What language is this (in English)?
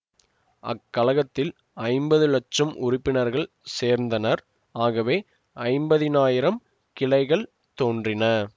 Tamil